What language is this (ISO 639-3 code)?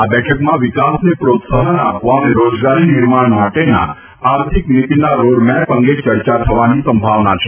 guj